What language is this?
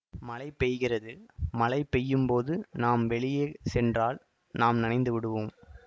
Tamil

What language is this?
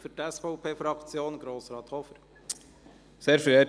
Swiss German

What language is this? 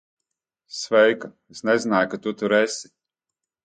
Latvian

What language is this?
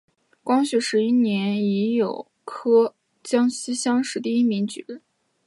Chinese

